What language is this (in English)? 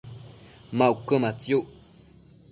Matsés